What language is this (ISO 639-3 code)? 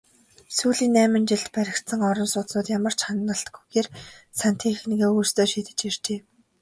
mon